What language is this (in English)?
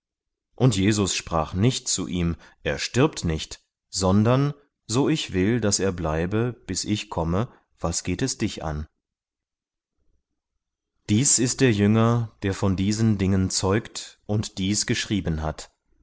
German